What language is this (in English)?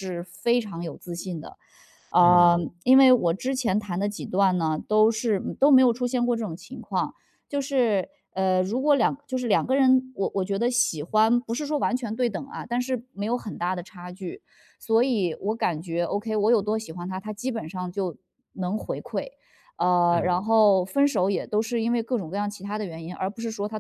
Chinese